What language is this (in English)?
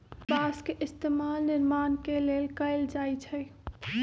Magahi